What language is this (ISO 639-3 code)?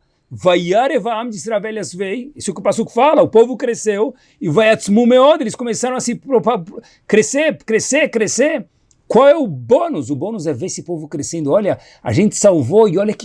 por